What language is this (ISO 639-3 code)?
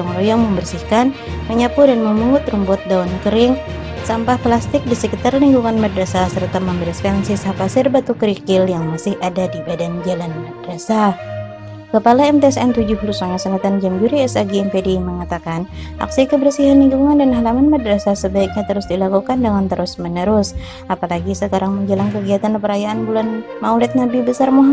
ind